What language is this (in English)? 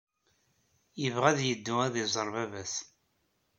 Kabyle